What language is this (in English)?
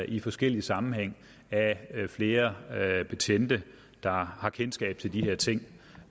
Danish